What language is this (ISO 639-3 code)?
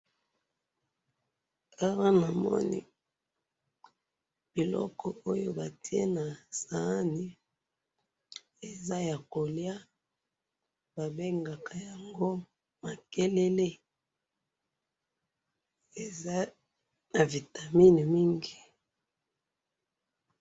lin